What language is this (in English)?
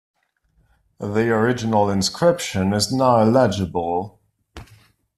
English